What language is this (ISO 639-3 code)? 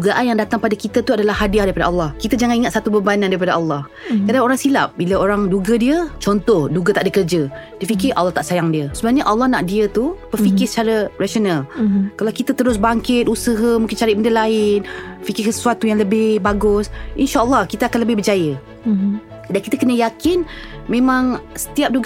msa